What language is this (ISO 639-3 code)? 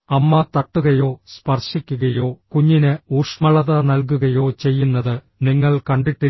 mal